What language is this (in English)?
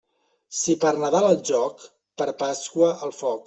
Catalan